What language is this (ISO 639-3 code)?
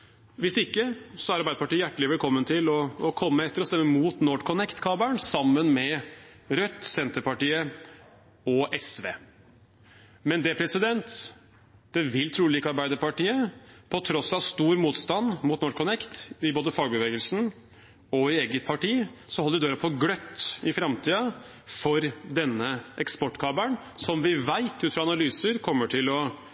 nob